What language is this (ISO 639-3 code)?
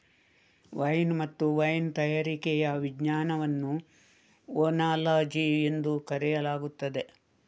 kan